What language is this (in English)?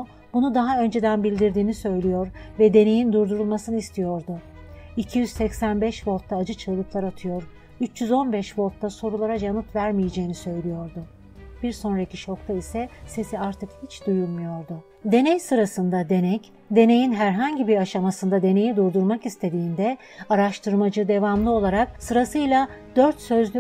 Turkish